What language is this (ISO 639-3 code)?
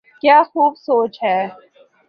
urd